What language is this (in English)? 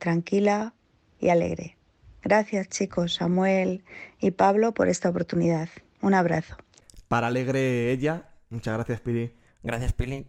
Spanish